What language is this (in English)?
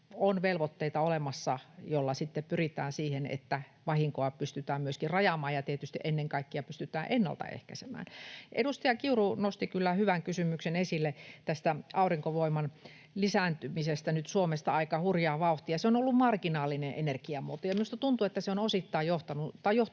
Finnish